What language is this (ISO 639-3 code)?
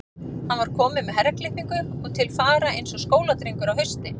isl